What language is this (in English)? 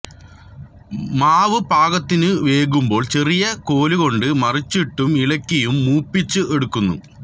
Malayalam